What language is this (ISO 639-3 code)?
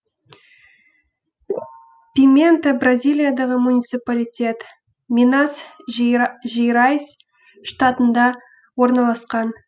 kaz